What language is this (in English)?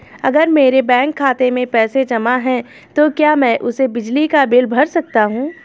Hindi